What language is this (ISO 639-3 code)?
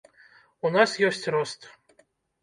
bel